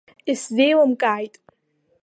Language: Abkhazian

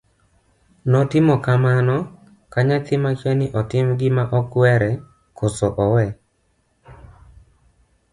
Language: Luo (Kenya and Tanzania)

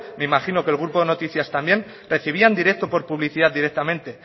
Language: Spanish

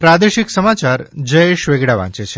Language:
Gujarati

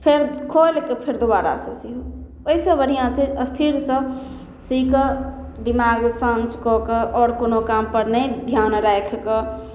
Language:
Maithili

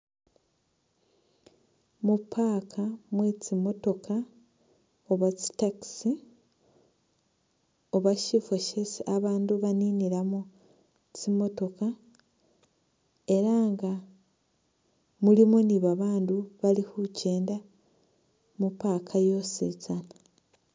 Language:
Masaaba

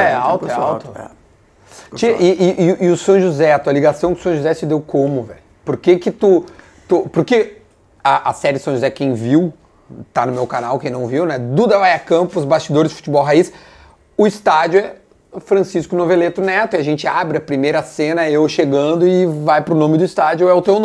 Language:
Portuguese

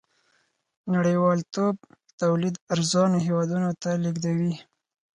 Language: Pashto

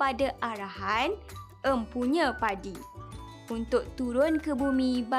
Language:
Malay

